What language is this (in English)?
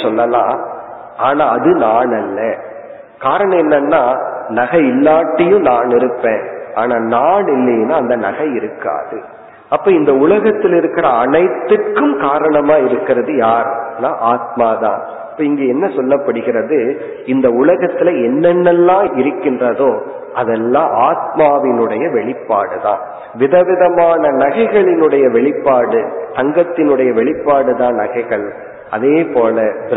Tamil